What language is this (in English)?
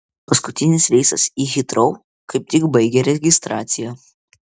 Lithuanian